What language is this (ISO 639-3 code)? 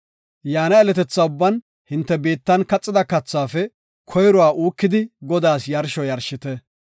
gof